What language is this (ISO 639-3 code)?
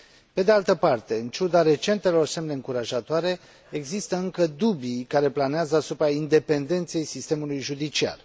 ron